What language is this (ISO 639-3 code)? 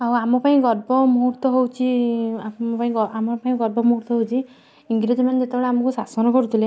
ori